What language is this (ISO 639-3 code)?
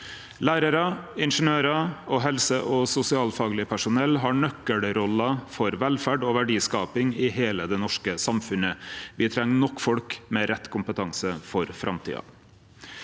nor